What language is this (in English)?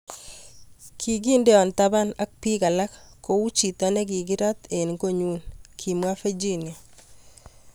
Kalenjin